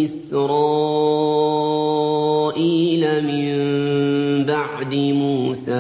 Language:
Arabic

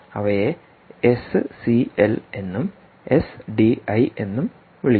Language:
Malayalam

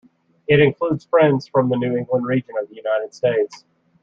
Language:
English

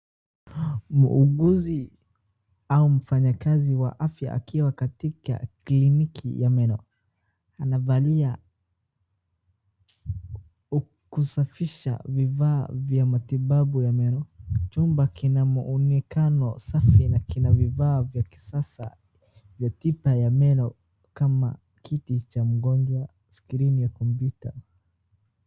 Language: Swahili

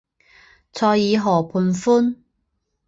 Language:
Chinese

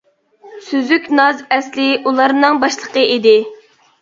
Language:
Uyghur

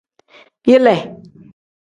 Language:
Tem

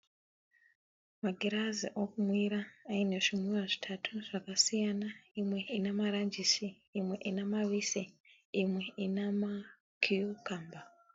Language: Shona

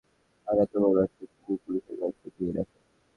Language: Bangla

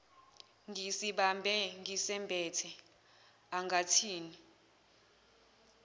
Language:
Zulu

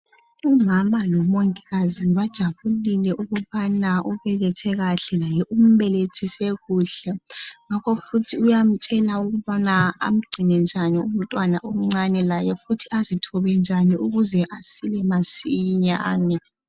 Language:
North Ndebele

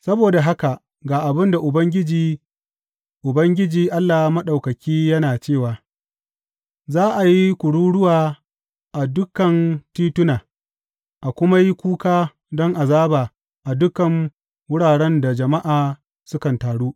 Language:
Hausa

